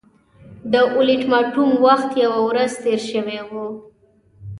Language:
Pashto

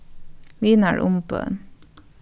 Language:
Faroese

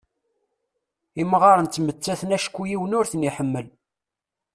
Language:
Kabyle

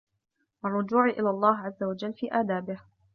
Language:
Arabic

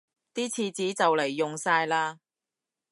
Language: Cantonese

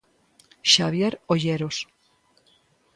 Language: Galician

